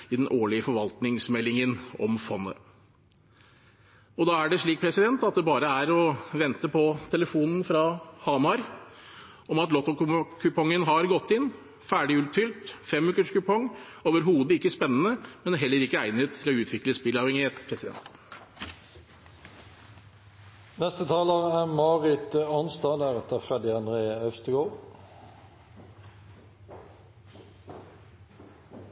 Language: Norwegian Bokmål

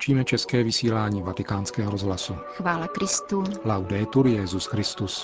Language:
Czech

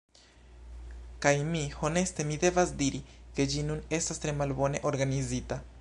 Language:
Esperanto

